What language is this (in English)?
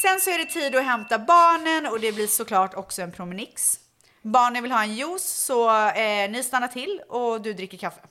Swedish